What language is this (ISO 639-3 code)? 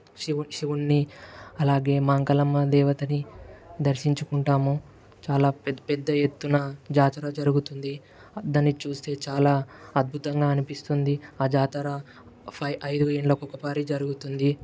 tel